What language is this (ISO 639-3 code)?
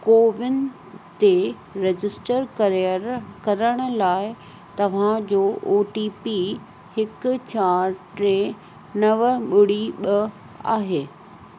snd